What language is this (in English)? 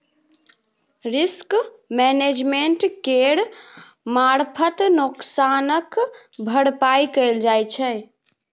Maithili